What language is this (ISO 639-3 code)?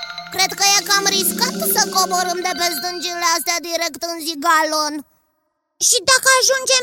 ron